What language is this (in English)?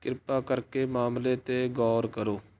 Punjabi